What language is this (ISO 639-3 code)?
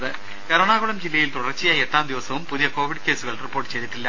mal